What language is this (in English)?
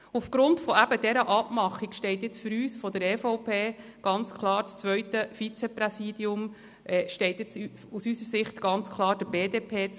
Swiss German